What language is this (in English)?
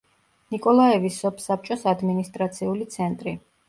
Georgian